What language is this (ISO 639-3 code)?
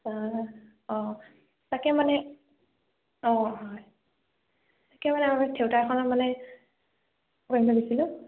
asm